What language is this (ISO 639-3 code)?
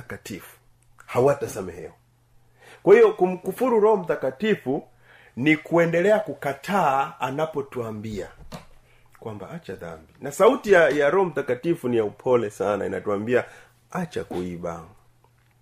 swa